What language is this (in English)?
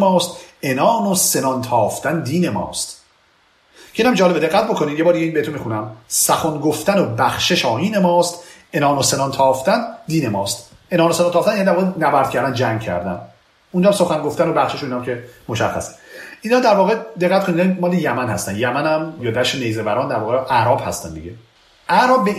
Persian